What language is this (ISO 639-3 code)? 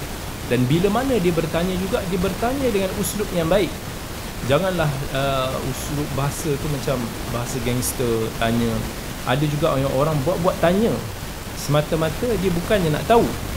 msa